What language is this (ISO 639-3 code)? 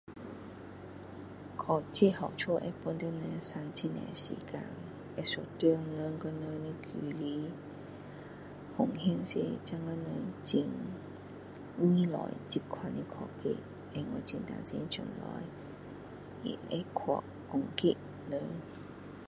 cdo